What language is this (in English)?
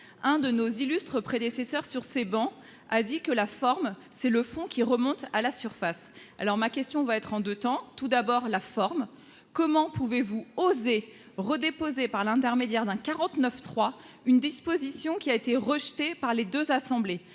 French